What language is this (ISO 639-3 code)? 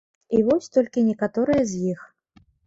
bel